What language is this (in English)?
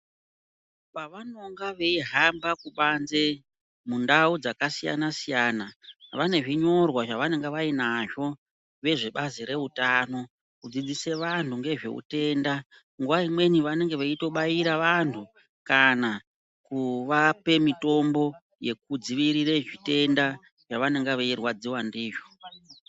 Ndau